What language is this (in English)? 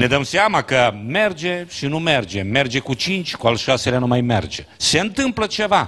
Romanian